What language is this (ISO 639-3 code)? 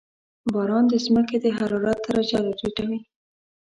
pus